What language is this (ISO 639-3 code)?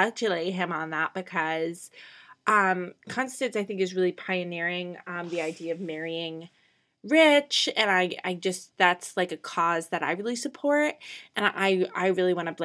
eng